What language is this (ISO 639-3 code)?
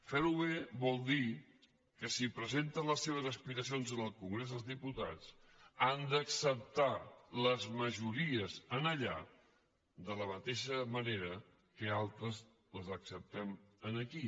cat